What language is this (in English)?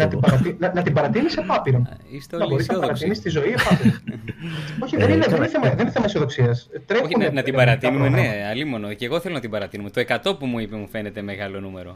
Greek